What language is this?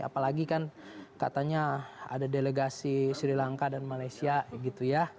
Indonesian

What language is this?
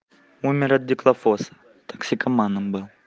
Russian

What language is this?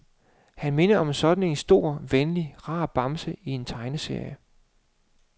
Danish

